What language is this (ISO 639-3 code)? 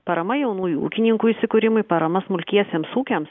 lit